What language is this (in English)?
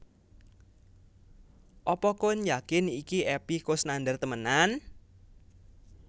Javanese